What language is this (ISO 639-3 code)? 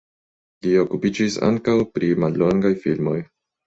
epo